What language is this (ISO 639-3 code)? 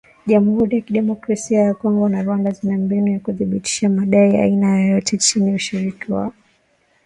swa